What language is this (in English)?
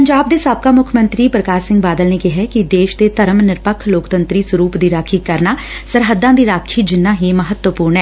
Punjabi